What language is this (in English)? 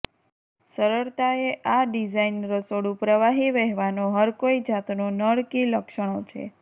Gujarati